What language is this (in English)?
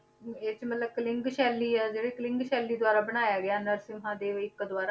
Punjabi